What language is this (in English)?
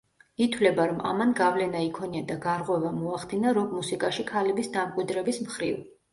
Georgian